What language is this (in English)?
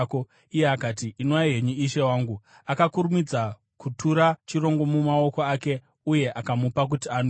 Shona